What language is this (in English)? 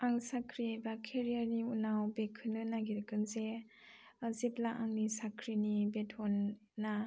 Bodo